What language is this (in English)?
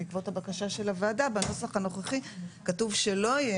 Hebrew